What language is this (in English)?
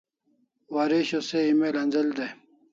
Kalasha